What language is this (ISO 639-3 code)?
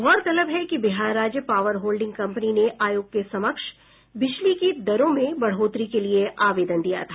hin